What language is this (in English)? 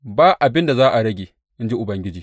Hausa